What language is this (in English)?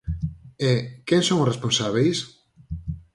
Galician